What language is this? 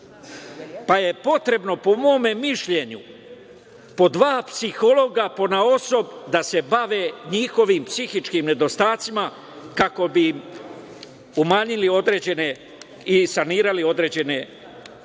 Serbian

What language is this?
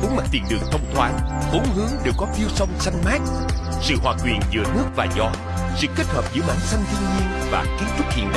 Vietnamese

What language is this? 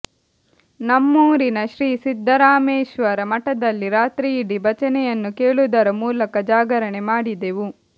Kannada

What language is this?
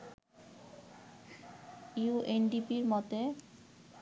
Bangla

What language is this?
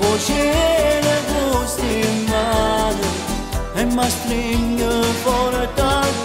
Italian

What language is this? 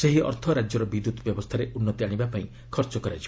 Odia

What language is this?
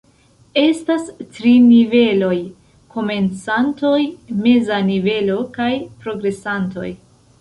Esperanto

